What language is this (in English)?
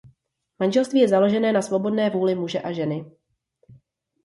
Czech